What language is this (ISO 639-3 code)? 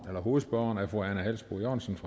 dan